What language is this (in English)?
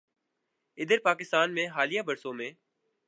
Urdu